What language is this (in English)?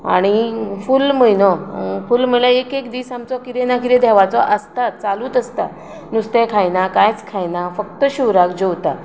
Konkani